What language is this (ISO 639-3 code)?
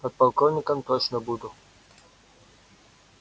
rus